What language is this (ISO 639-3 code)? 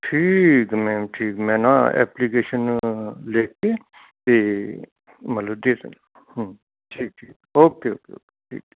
pan